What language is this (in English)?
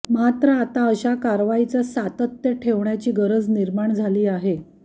Marathi